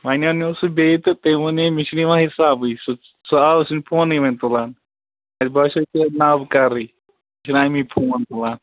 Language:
Kashmiri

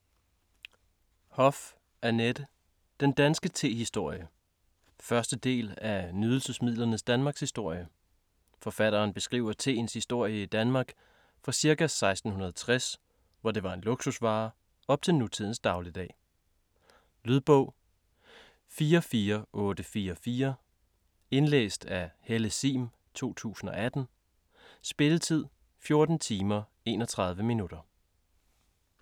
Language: Danish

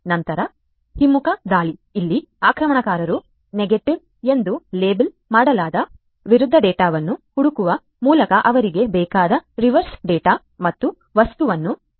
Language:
Kannada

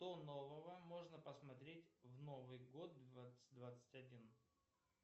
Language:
Russian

